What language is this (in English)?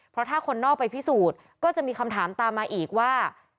Thai